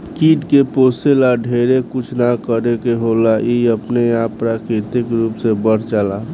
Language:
Bhojpuri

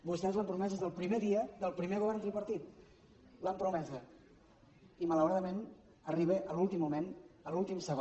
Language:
Catalan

